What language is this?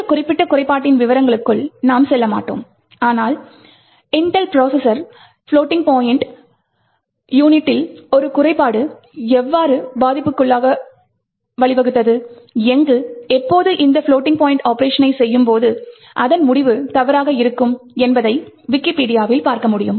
Tamil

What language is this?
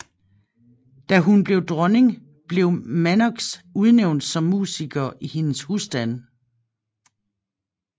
Danish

